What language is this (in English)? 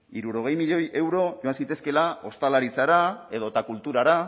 Basque